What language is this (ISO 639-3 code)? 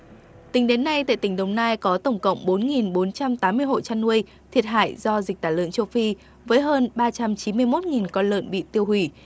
vie